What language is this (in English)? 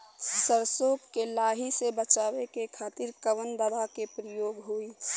Bhojpuri